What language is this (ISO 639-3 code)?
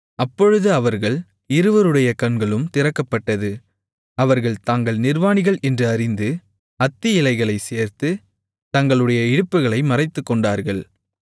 tam